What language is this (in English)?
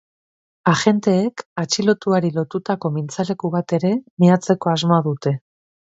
Basque